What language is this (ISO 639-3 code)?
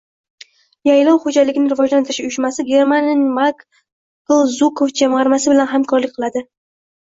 uzb